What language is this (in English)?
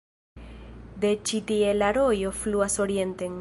Esperanto